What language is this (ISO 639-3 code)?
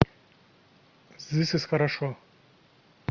rus